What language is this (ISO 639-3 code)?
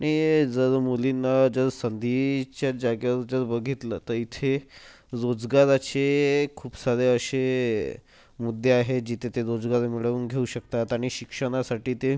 mar